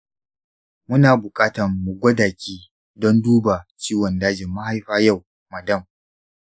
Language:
Hausa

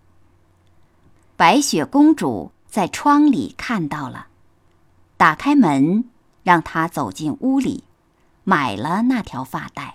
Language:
Chinese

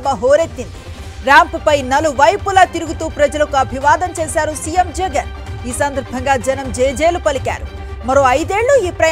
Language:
Telugu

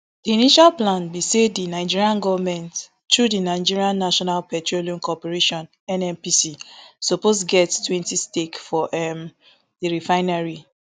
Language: Nigerian Pidgin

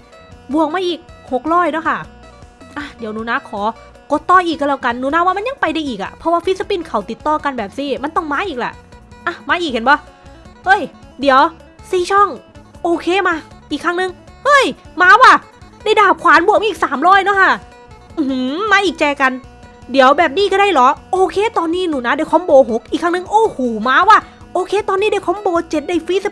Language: Thai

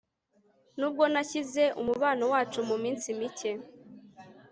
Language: Kinyarwanda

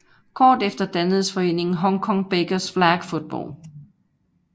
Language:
Danish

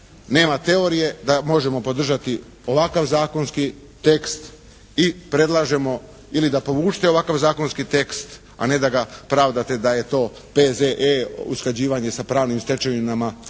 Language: Croatian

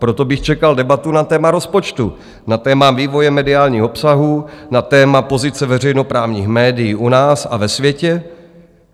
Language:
Czech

